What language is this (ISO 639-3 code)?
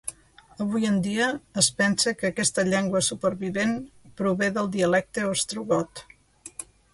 cat